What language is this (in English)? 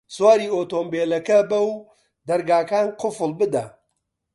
Central Kurdish